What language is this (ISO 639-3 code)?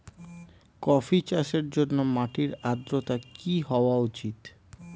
ben